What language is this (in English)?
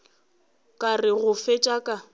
Northern Sotho